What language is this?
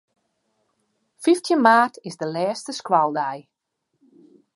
Western Frisian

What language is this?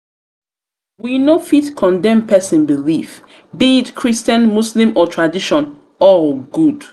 Nigerian Pidgin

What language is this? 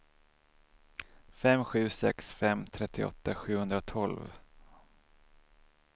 Swedish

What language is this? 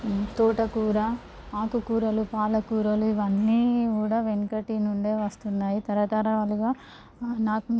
Telugu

